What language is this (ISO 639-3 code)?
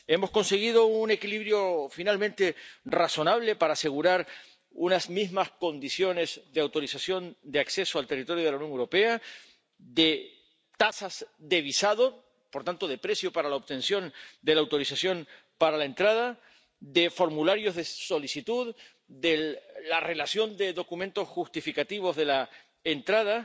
spa